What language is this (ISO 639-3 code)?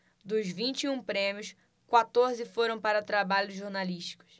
por